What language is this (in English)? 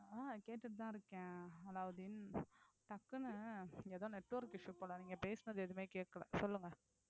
Tamil